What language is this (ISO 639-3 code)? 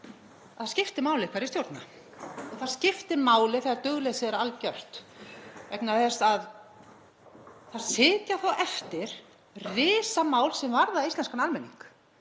isl